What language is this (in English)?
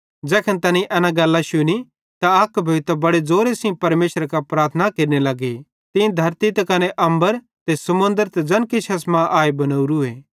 Bhadrawahi